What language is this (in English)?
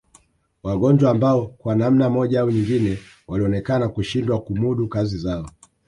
Swahili